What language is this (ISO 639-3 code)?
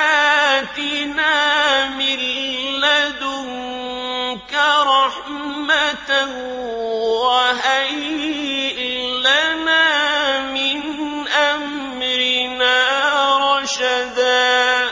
ara